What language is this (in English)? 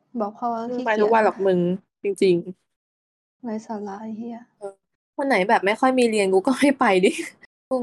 Thai